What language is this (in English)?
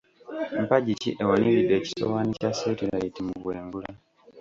Ganda